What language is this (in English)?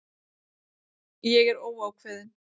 Icelandic